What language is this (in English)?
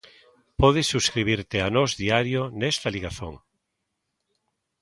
Galician